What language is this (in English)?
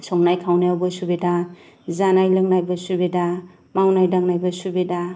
Bodo